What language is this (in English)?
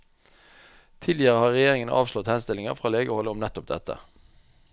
Norwegian